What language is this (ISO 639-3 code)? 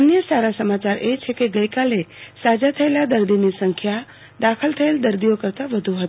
guj